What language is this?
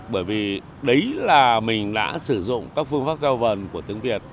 Vietnamese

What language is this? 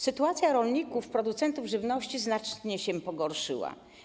Polish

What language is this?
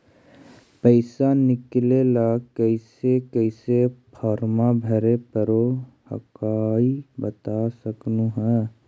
Magahi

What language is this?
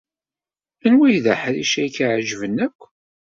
Kabyle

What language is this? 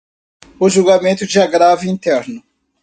Portuguese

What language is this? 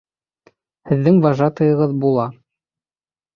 Bashkir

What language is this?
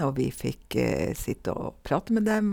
Norwegian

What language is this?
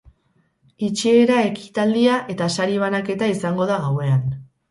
Basque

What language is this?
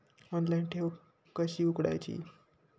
Marathi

